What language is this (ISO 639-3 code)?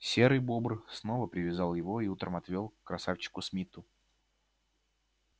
rus